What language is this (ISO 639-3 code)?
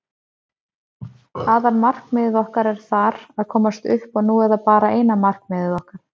isl